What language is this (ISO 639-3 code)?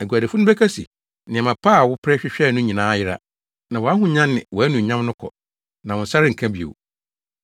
aka